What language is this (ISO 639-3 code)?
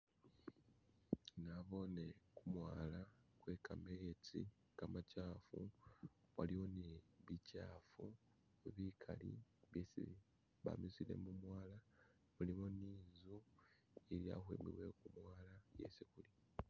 myx